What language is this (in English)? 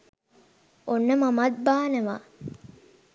Sinhala